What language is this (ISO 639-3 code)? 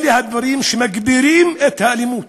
heb